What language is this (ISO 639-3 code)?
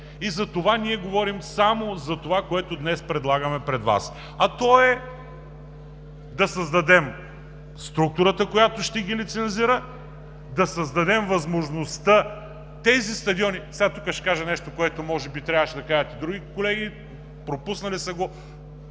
bul